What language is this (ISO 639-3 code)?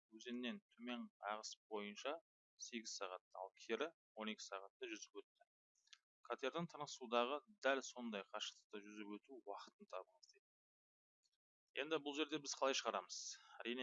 tur